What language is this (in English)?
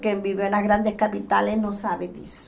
Portuguese